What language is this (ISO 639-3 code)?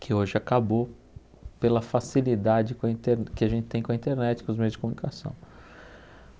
por